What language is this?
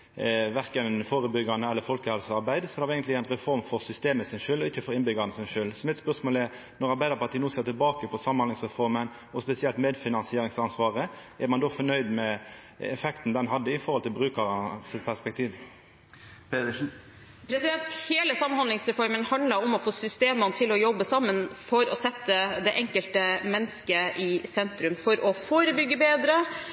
Norwegian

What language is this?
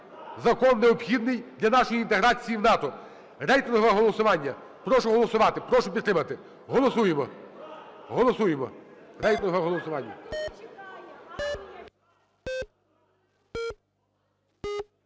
Ukrainian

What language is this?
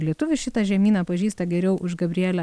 Lithuanian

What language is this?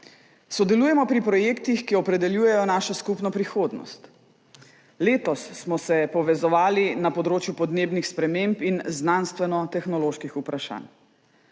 Slovenian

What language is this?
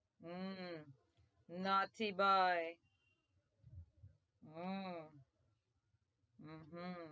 Gujarati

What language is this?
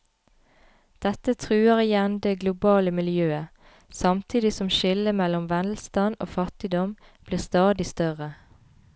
Norwegian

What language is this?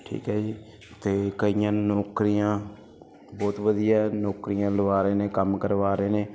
Punjabi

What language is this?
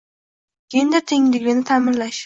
Uzbek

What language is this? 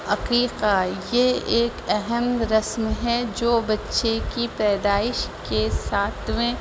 Urdu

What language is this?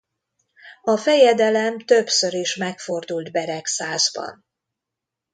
Hungarian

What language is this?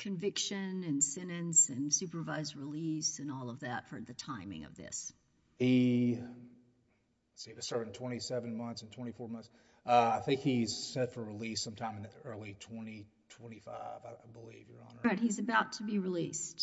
English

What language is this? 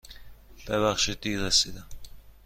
Persian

